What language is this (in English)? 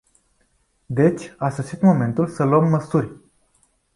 Romanian